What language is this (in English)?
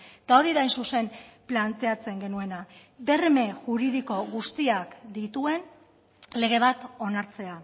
Basque